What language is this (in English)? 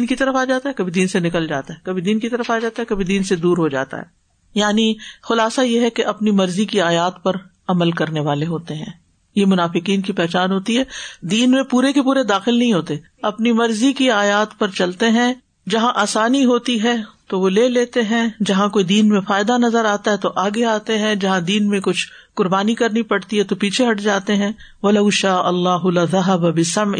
Urdu